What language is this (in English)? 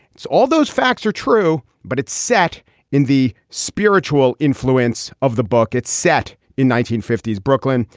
English